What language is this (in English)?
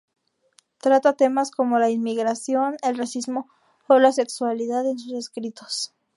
Spanish